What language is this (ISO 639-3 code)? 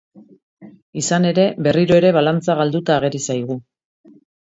eus